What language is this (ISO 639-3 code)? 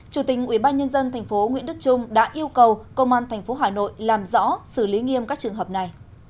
vie